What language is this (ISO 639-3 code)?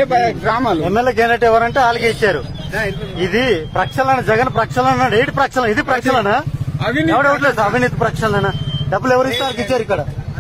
tel